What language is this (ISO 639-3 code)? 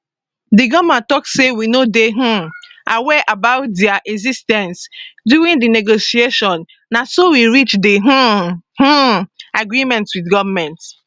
pcm